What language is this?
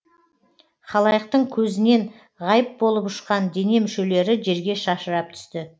Kazakh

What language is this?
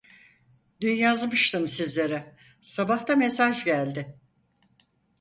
Turkish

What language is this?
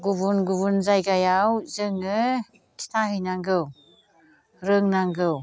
Bodo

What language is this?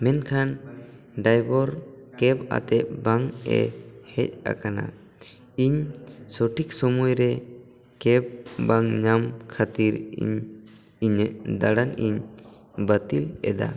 Santali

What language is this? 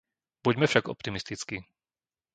Slovak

